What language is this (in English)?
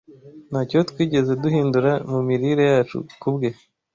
Kinyarwanda